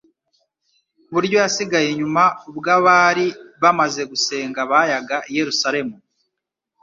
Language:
Kinyarwanda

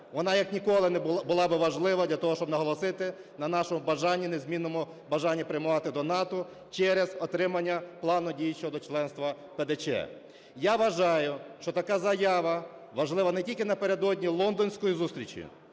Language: Ukrainian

